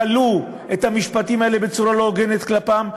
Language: Hebrew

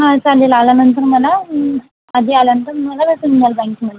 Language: Marathi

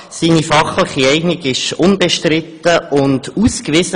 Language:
Swiss German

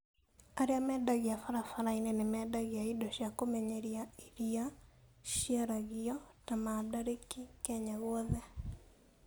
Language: Kikuyu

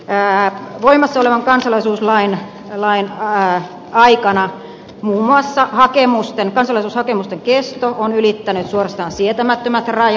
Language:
Finnish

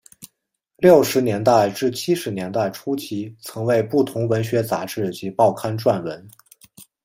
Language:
Chinese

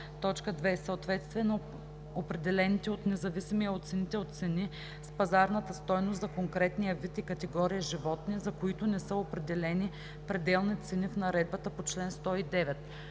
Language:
Bulgarian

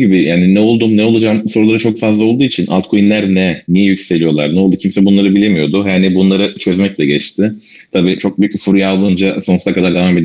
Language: Turkish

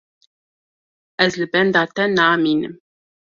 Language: Kurdish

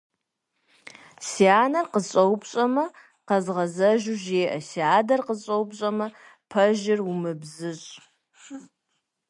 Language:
Kabardian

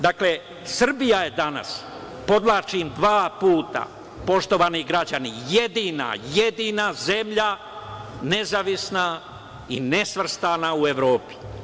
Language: Serbian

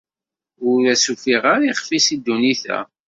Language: Kabyle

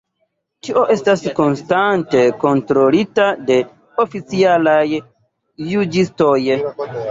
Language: Esperanto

